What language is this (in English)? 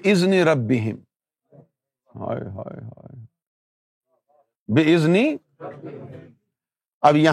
Urdu